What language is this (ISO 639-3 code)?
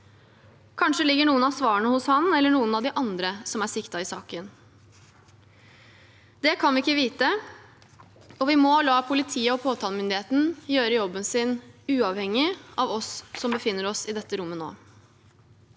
nor